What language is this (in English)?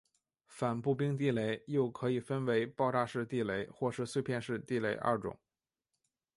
Chinese